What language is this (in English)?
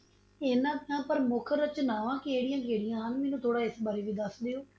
Punjabi